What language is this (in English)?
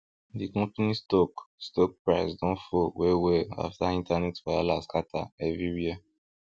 Nigerian Pidgin